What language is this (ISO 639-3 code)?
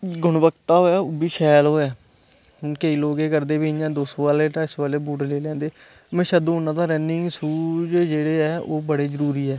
doi